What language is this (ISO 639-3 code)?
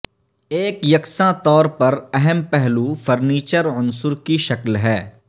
urd